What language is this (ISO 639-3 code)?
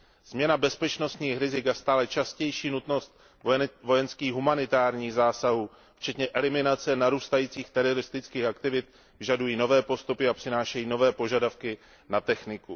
ces